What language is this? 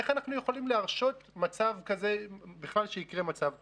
Hebrew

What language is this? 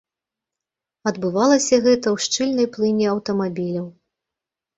Belarusian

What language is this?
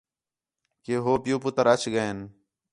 Khetrani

